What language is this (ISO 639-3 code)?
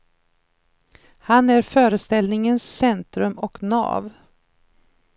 swe